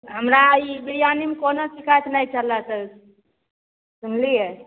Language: Maithili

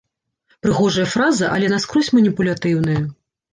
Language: Belarusian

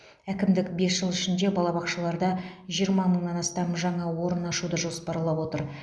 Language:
Kazakh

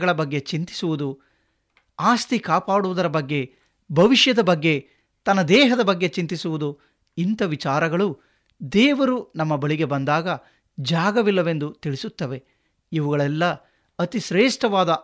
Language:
Kannada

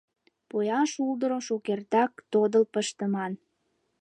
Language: Mari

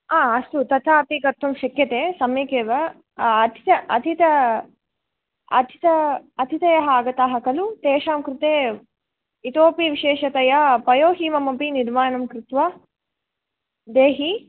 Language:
Sanskrit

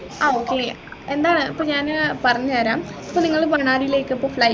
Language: Malayalam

